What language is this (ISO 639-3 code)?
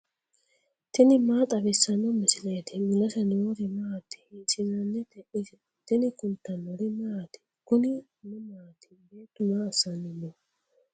sid